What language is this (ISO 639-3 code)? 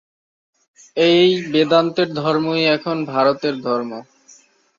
ben